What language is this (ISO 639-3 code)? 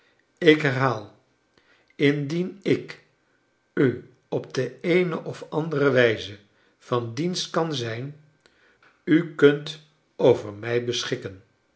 nld